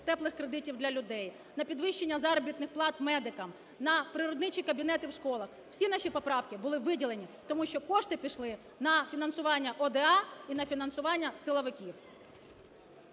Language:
Ukrainian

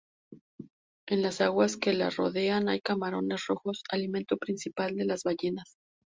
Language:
Spanish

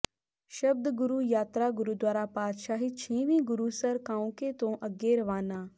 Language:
Punjabi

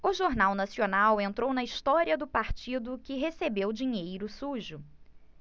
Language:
Portuguese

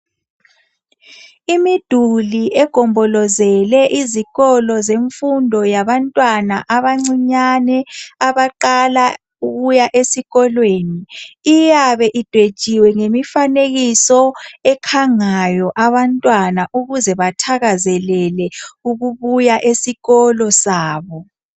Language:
North Ndebele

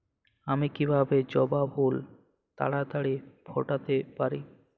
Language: Bangla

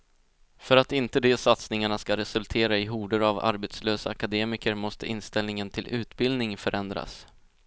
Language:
Swedish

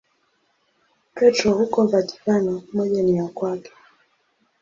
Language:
Swahili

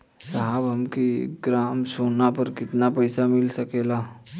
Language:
Bhojpuri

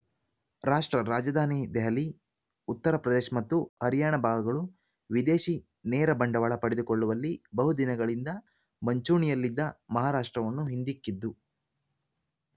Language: Kannada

